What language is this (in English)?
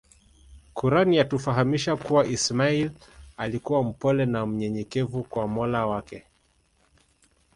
Swahili